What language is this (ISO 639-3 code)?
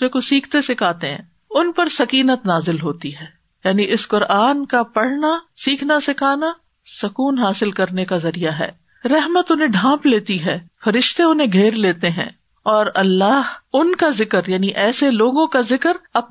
urd